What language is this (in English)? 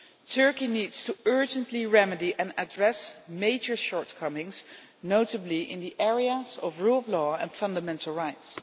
English